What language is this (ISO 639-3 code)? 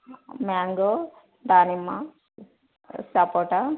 tel